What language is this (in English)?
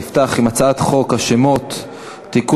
Hebrew